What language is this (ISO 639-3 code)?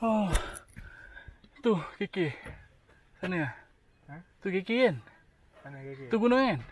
msa